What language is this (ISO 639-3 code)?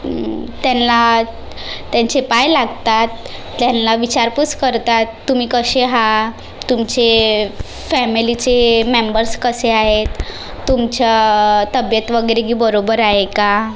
mar